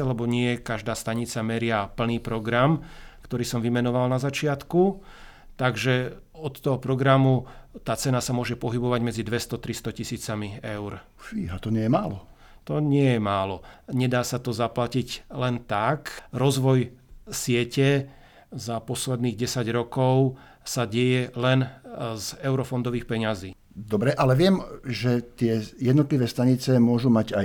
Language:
Slovak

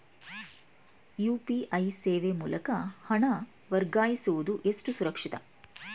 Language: Kannada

